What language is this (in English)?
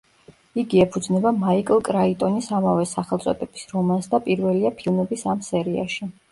Georgian